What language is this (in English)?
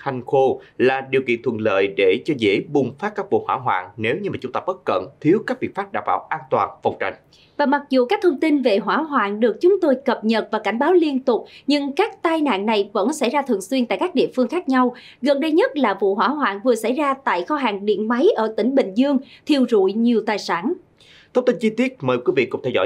Vietnamese